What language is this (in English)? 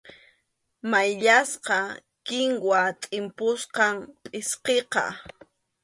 Arequipa-La Unión Quechua